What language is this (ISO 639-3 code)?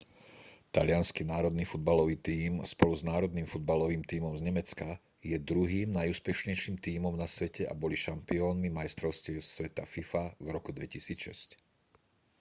slk